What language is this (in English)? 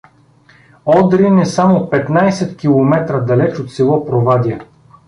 Bulgarian